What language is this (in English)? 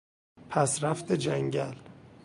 Persian